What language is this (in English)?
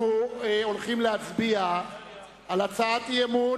Hebrew